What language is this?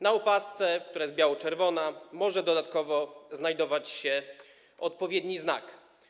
Polish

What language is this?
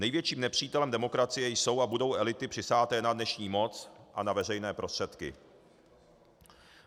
Czech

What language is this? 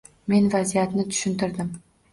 Uzbek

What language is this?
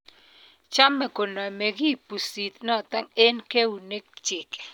Kalenjin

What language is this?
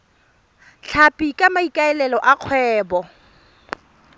Tswana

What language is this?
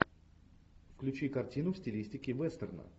Russian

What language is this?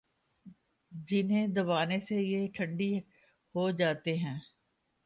Urdu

